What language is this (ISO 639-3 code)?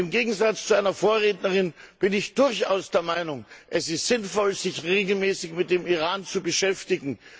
deu